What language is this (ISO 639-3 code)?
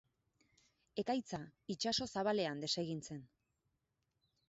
eus